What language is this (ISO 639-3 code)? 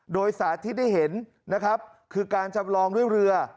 tha